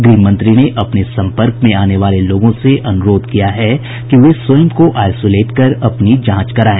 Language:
Hindi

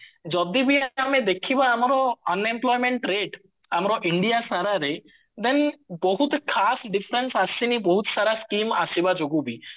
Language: Odia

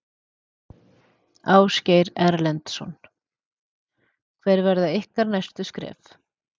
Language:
Icelandic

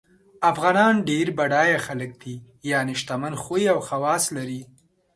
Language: Pashto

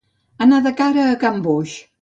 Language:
Catalan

